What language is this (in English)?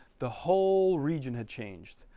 English